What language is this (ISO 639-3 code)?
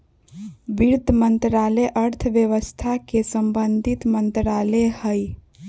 mag